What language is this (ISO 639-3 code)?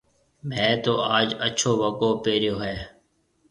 mve